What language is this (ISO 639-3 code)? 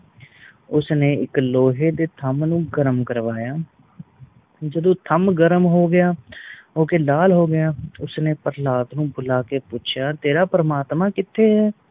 pan